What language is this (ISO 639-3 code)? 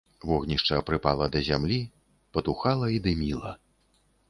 bel